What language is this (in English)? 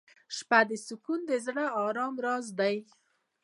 Pashto